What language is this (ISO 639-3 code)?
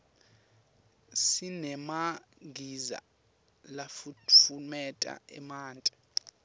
ssw